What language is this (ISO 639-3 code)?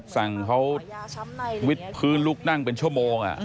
tha